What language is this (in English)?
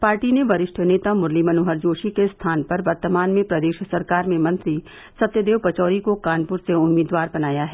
Hindi